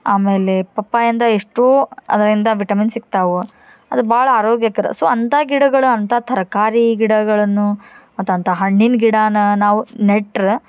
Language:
Kannada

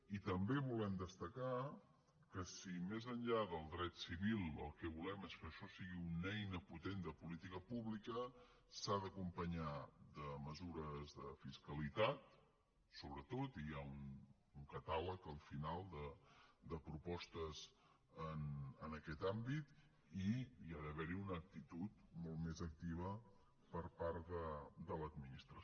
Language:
Catalan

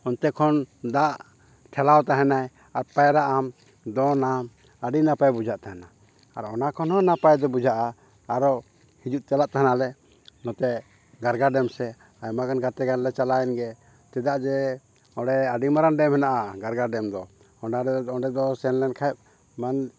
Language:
Santali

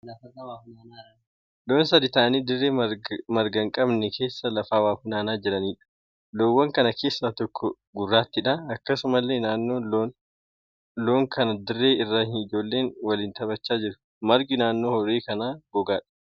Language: Oromo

